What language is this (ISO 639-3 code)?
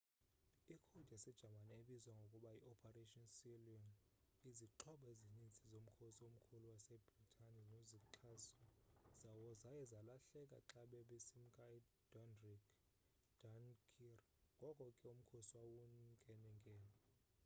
xho